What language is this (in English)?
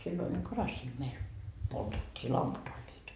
Finnish